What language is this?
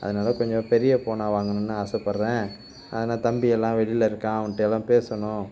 Tamil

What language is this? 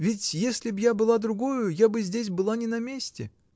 Russian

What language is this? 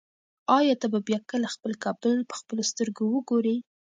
Pashto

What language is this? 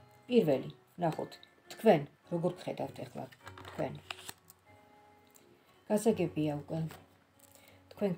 Romanian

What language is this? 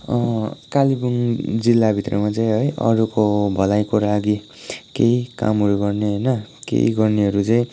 Nepali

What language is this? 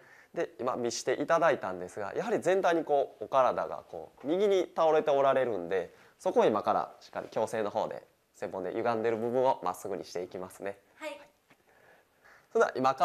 Japanese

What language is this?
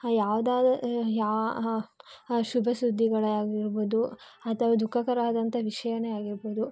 Kannada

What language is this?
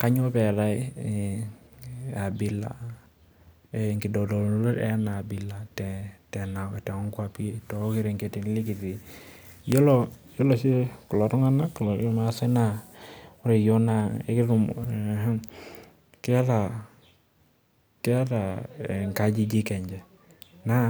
Masai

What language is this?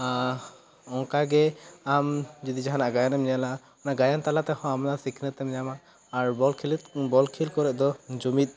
Santali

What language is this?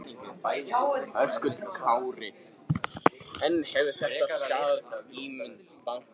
Icelandic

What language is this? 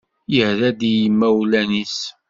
Kabyle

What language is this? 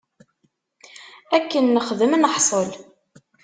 Kabyle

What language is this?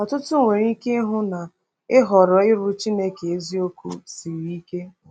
Igbo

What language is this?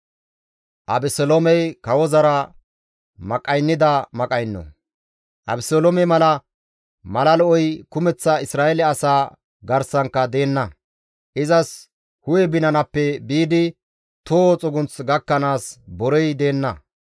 Gamo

